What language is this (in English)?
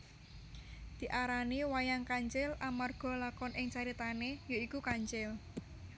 Javanese